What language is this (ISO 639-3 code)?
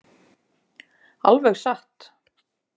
isl